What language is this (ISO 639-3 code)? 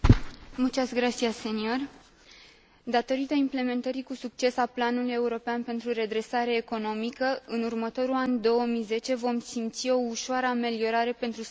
ron